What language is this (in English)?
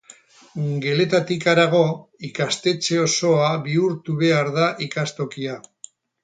Basque